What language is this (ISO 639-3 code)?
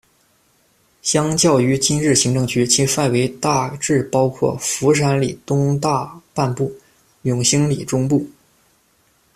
zho